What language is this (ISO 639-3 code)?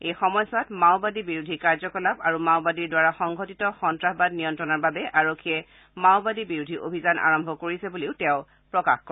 asm